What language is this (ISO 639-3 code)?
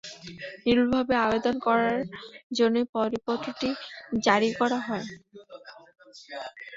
ben